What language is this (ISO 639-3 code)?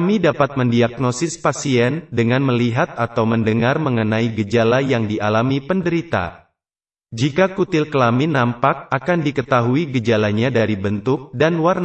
ind